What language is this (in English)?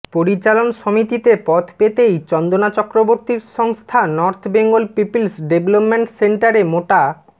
Bangla